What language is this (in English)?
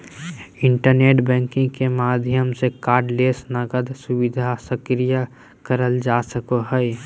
Magahi